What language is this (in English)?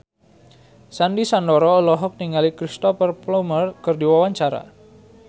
Sundanese